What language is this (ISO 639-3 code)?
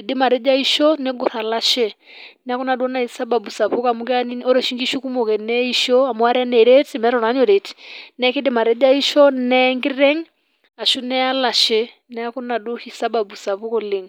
mas